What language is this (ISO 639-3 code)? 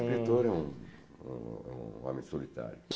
por